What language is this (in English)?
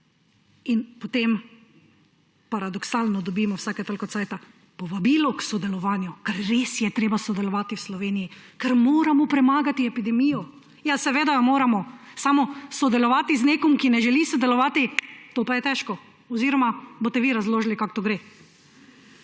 Slovenian